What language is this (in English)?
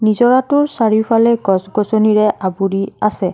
Assamese